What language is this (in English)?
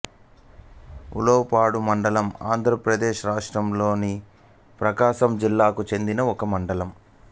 Telugu